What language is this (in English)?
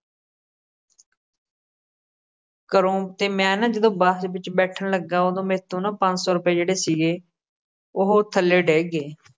Punjabi